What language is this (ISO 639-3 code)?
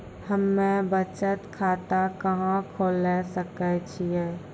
mai